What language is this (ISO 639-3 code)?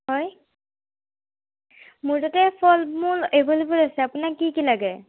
asm